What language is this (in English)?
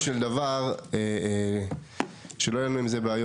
Hebrew